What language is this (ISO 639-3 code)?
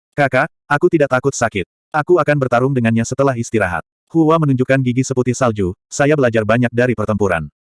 ind